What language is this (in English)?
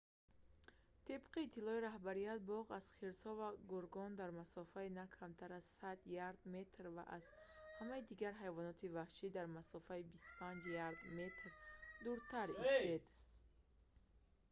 Tajik